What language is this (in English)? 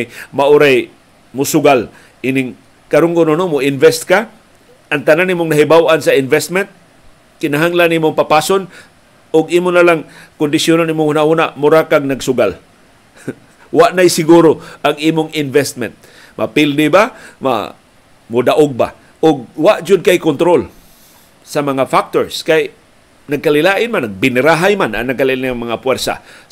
Filipino